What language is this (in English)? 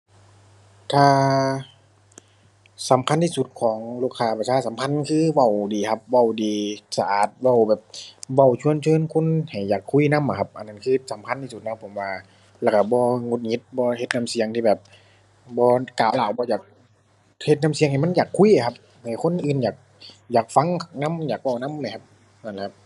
Thai